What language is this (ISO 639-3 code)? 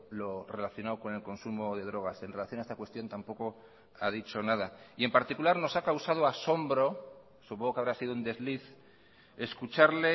spa